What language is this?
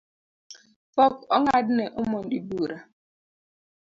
Luo (Kenya and Tanzania)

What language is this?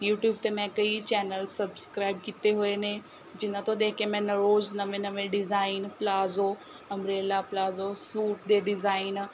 Punjabi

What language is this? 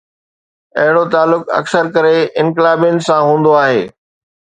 Sindhi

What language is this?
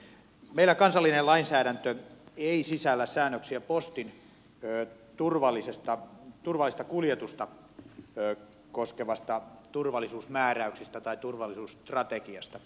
Finnish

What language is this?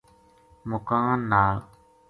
Gujari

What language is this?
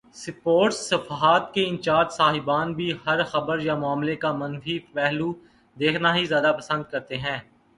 Urdu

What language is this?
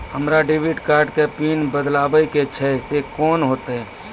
Maithili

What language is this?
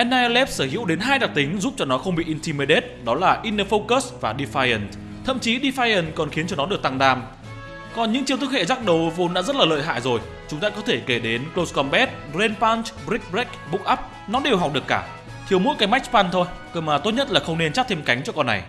Vietnamese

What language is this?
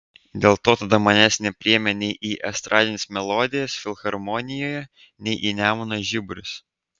Lithuanian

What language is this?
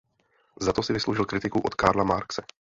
Czech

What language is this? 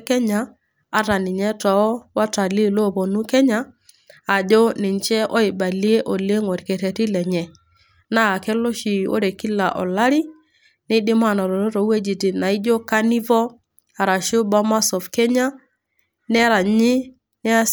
Masai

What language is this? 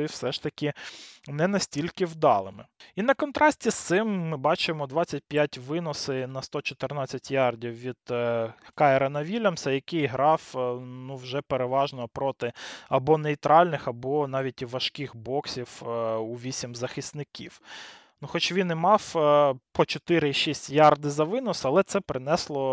Ukrainian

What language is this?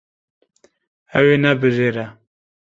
Kurdish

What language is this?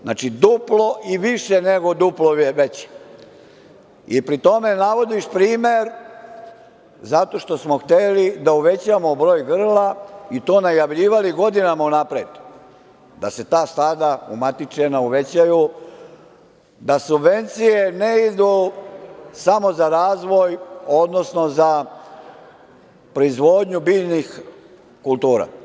Serbian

